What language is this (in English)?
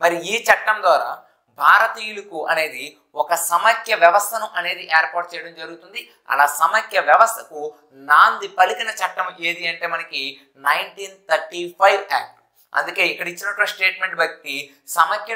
Hindi